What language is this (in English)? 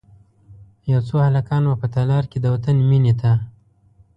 Pashto